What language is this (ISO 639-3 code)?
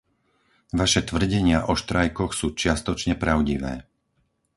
slk